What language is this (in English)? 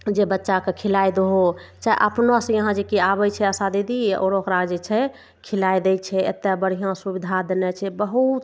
Maithili